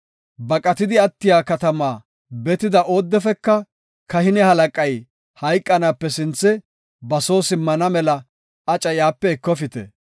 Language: Gofa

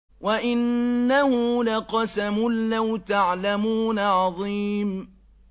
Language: Arabic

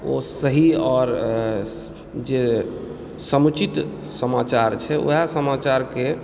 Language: Maithili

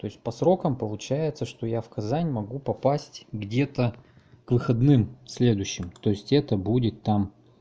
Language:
Russian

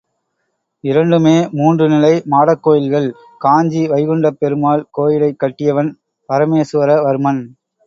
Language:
Tamil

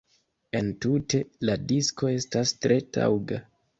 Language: Esperanto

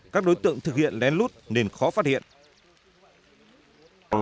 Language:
Vietnamese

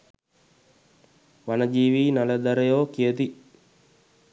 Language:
Sinhala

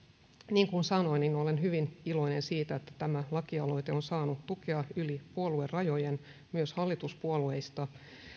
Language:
Finnish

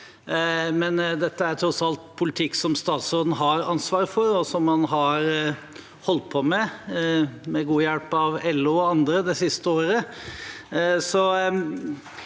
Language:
Norwegian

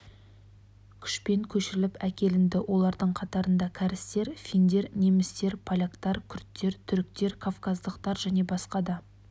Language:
Kazakh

